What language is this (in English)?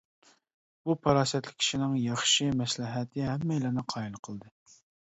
Uyghur